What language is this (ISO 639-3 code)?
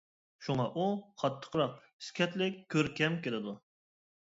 uig